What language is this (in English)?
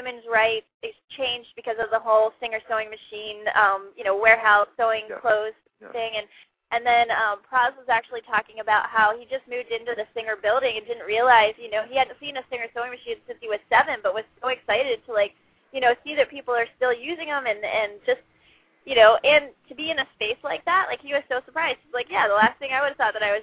English